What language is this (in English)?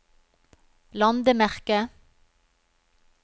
Norwegian